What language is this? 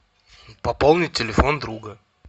Russian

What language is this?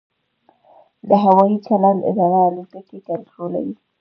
Pashto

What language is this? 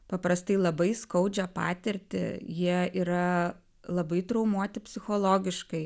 Lithuanian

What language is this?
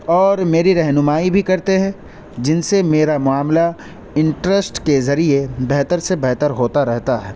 Urdu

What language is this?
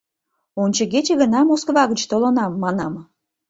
Mari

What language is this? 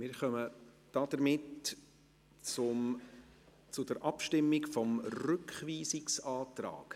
Swiss German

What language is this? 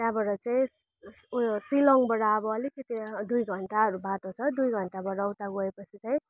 Nepali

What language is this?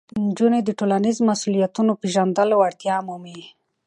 Pashto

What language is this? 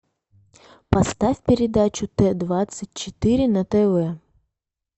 Russian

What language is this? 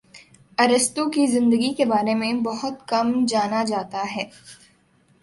Urdu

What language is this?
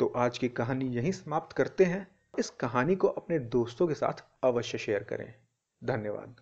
Hindi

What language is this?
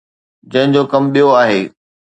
Sindhi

